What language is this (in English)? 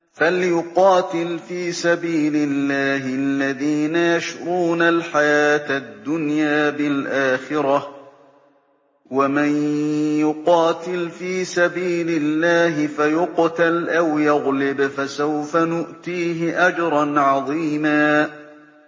Arabic